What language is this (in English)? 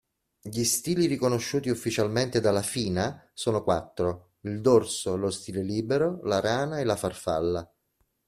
Italian